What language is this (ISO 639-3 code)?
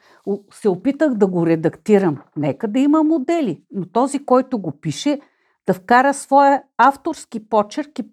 bul